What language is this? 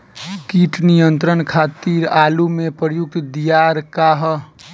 Bhojpuri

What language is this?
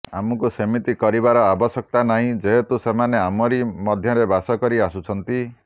Odia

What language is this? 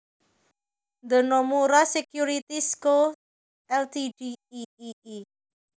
Javanese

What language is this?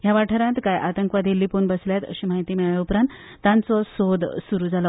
Konkani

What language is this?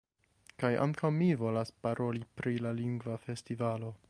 Esperanto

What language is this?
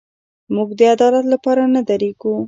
Pashto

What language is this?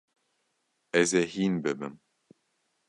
Kurdish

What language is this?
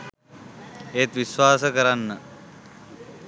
Sinhala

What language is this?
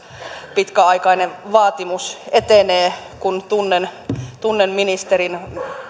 Finnish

